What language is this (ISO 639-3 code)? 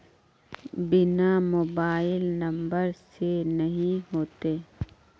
mag